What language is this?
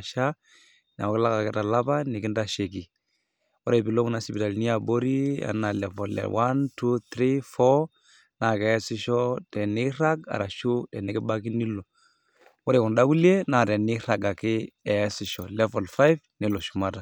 Masai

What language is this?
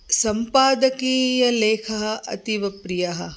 Sanskrit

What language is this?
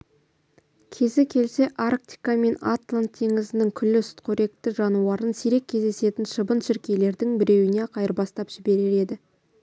Kazakh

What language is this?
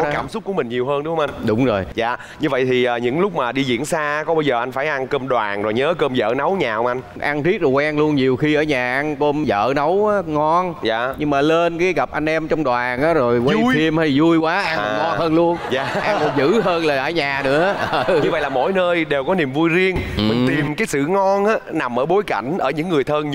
Vietnamese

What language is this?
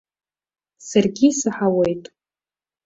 Abkhazian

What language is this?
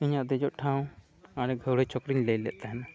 Santali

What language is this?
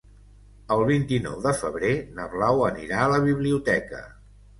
Catalan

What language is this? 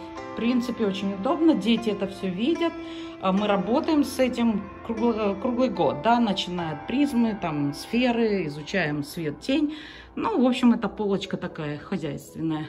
Russian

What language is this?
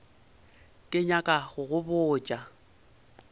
Northern Sotho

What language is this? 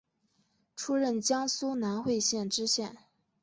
Chinese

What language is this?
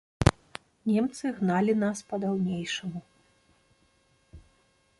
Belarusian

